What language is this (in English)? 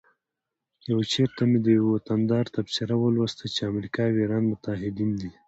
Pashto